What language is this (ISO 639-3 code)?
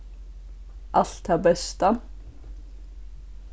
fao